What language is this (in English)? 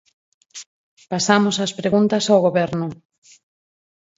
Galician